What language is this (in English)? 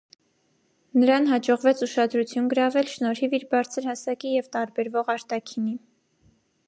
Armenian